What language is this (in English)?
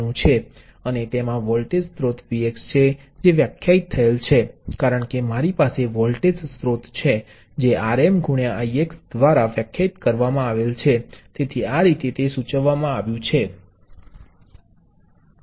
Gujarati